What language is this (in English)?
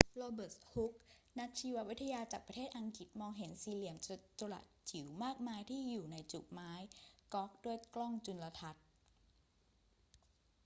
Thai